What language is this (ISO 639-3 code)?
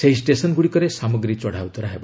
ori